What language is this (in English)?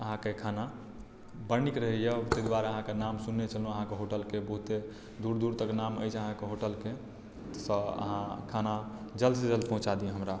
Maithili